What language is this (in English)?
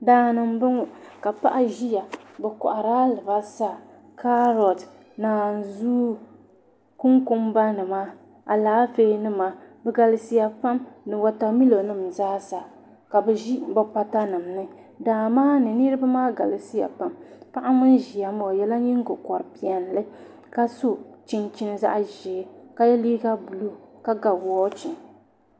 Dagbani